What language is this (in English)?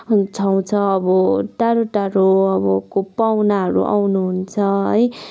Nepali